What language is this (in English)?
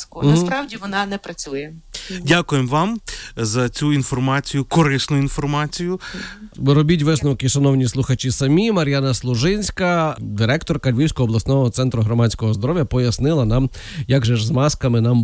Ukrainian